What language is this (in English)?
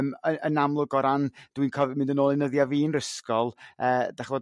Welsh